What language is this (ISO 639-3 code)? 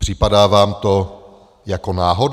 ces